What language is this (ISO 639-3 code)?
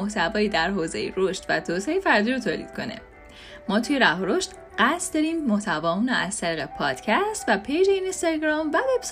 fas